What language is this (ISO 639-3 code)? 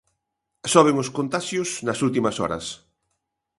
glg